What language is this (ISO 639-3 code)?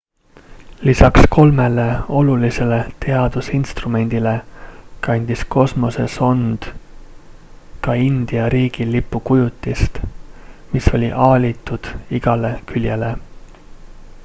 est